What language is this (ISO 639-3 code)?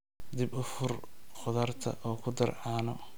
som